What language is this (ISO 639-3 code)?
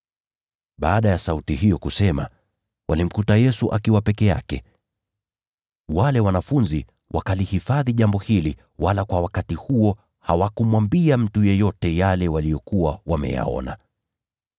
swa